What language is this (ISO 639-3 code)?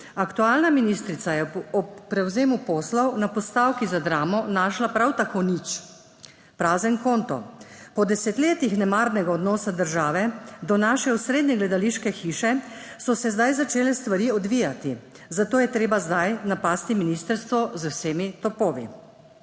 slv